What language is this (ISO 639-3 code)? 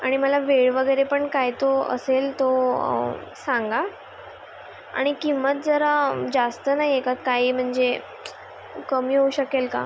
mar